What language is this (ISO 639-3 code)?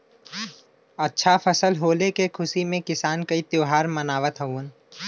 bho